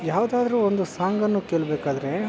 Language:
Kannada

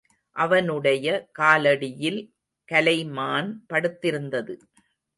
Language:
Tamil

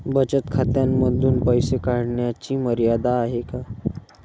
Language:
Marathi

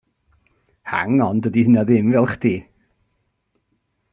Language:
Welsh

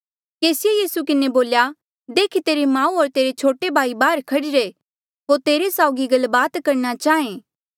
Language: Mandeali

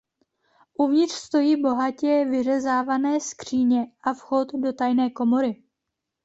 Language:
Czech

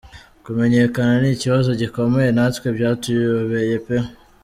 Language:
Kinyarwanda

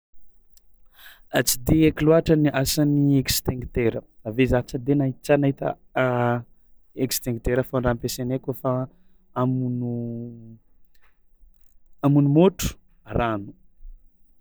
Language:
Tsimihety Malagasy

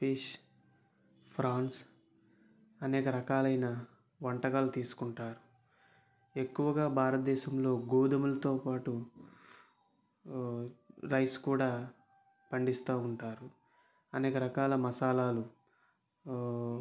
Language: Telugu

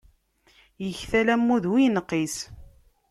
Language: Kabyle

